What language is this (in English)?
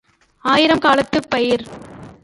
Tamil